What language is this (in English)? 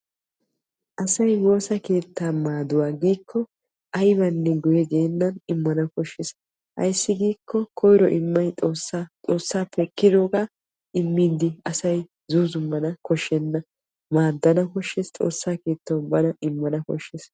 Wolaytta